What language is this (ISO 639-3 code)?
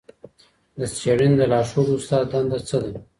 pus